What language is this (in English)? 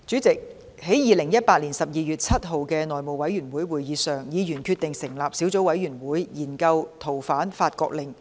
Cantonese